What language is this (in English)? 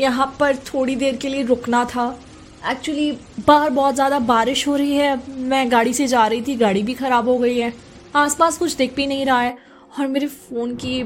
Hindi